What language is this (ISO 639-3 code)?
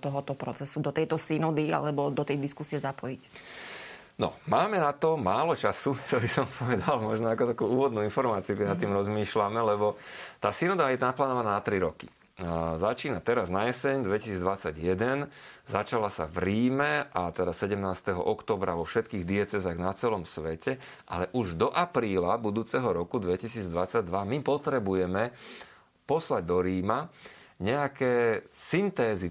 slk